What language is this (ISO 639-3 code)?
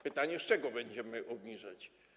pol